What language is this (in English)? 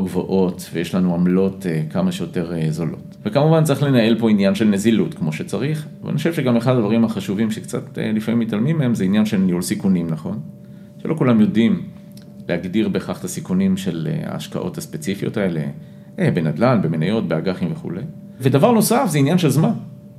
Hebrew